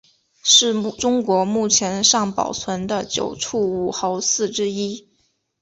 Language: Chinese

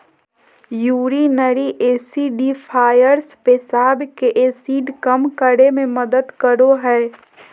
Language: Magahi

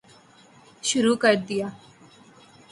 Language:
Urdu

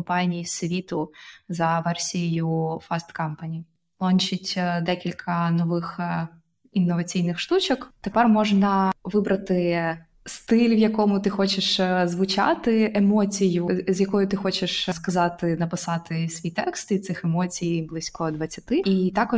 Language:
Ukrainian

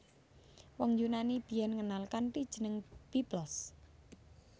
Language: Javanese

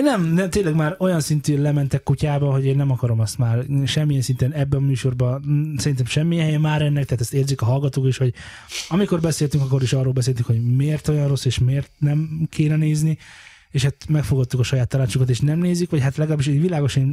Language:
Hungarian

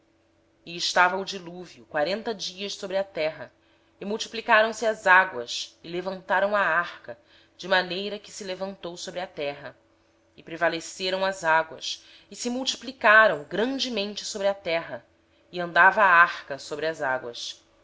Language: Portuguese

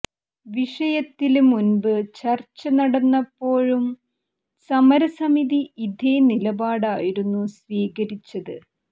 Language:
Malayalam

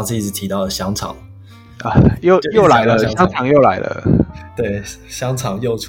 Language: Chinese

